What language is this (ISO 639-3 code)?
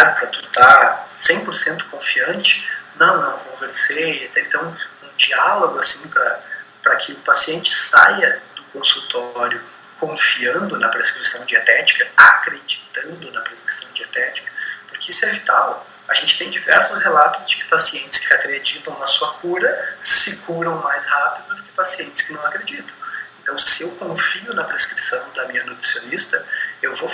por